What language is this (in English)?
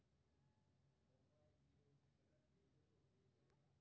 Maithili